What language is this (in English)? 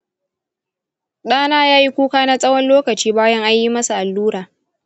Hausa